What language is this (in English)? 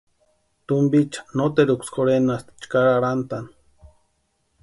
Western Highland Purepecha